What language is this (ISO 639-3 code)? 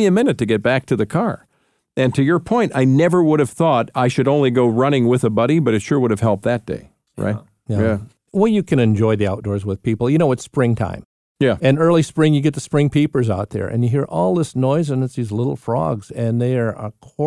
eng